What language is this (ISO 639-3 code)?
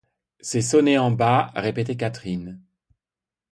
fra